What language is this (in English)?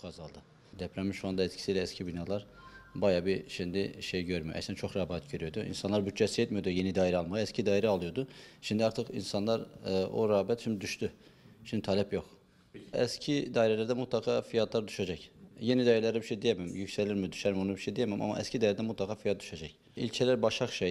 Turkish